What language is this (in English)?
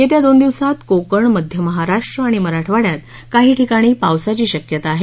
Marathi